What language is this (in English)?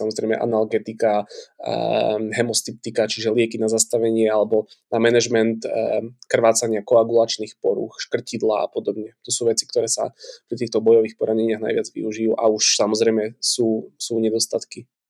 Slovak